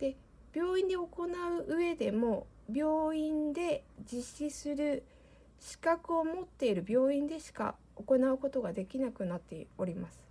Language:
Japanese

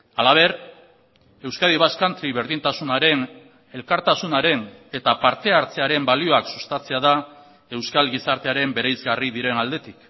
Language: Basque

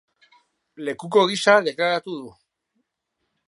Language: Basque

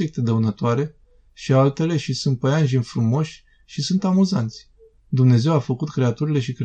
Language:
Romanian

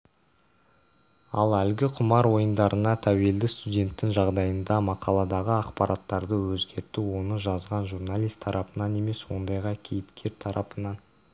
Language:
Kazakh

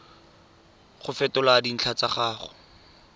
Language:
Tswana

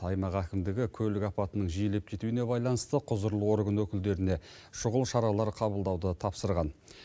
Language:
Kazakh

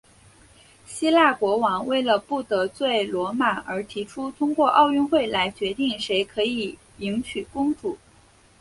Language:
Chinese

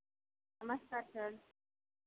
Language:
Hindi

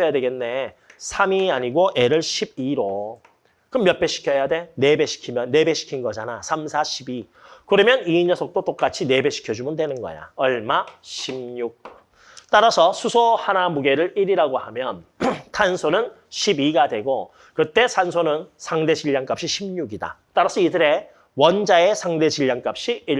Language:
Korean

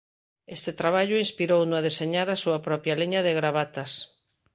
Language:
Galician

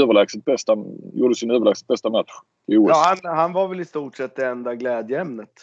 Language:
Swedish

